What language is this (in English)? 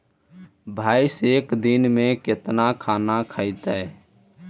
Magahi